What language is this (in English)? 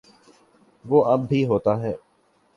Urdu